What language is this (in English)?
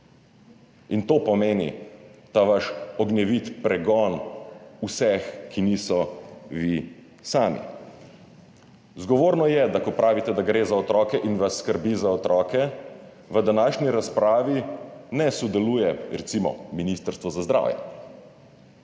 Slovenian